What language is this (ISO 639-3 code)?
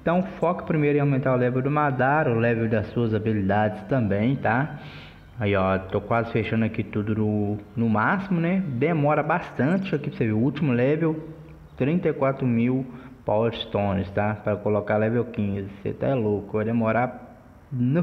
por